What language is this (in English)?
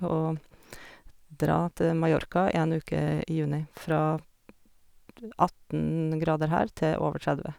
Norwegian